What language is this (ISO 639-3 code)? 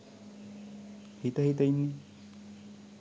sin